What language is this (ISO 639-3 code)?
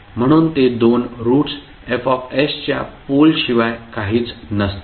mar